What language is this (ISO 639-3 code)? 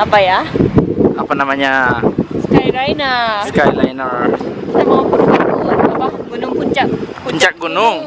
ind